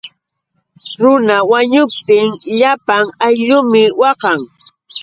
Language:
Yauyos Quechua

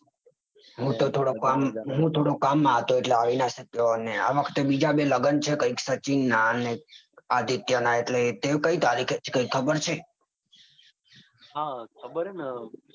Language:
Gujarati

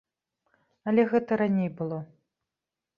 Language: Belarusian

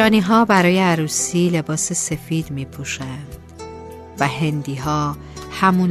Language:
Persian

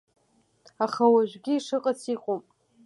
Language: Abkhazian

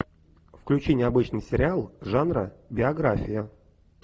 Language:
Russian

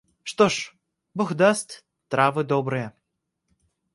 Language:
Russian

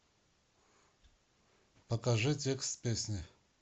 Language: Russian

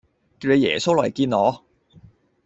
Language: Cantonese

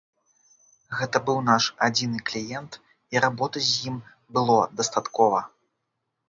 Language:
Belarusian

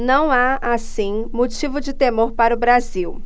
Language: Portuguese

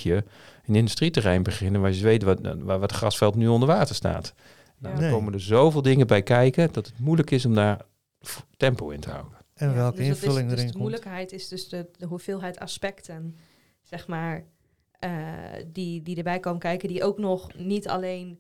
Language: Dutch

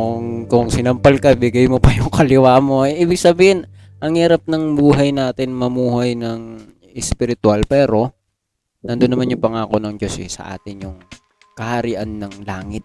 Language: Filipino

